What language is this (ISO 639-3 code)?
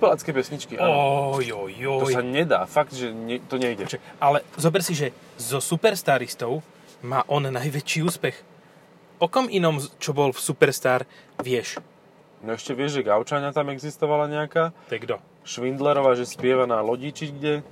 slk